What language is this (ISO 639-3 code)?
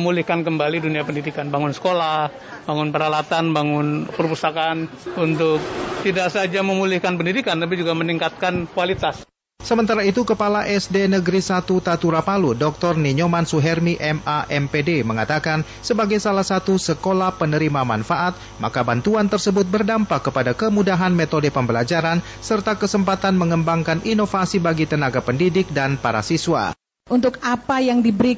ind